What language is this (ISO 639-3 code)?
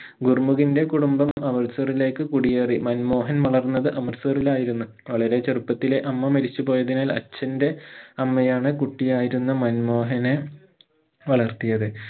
mal